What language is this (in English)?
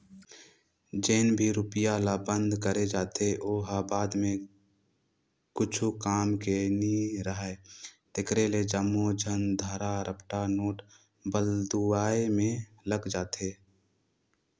Chhattisgarhi